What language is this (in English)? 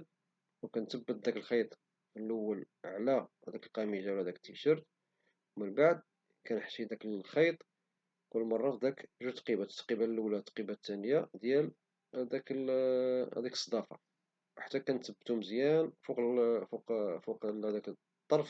Moroccan Arabic